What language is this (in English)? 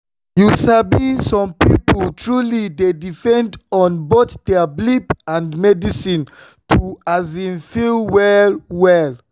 Nigerian Pidgin